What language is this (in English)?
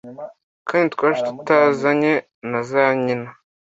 Kinyarwanda